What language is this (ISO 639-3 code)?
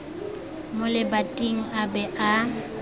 tsn